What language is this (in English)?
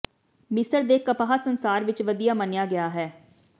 Punjabi